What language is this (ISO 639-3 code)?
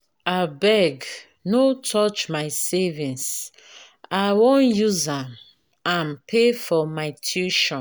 pcm